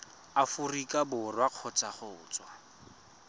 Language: Tswana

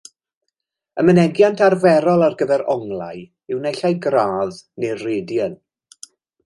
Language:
Welsh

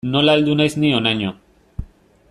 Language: Basque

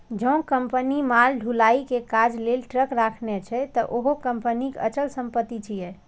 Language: Maithili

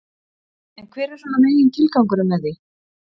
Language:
Icelandic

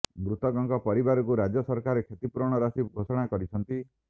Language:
Odia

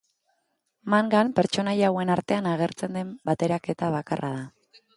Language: Basque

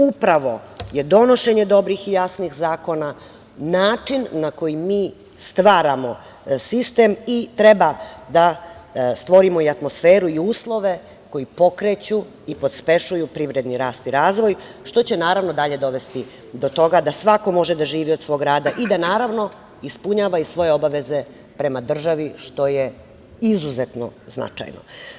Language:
Serbian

